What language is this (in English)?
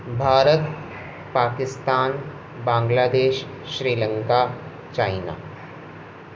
Sindhi